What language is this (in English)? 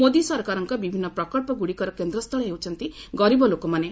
Odia